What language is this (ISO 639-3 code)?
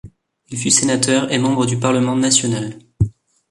fra